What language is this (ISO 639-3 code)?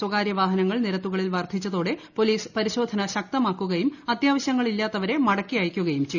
mal